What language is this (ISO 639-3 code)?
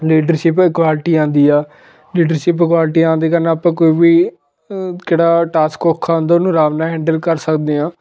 pan